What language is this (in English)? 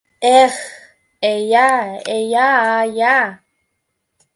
Mari